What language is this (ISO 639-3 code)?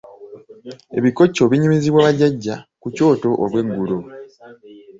lug